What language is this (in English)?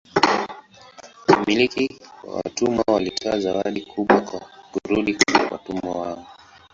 Swahili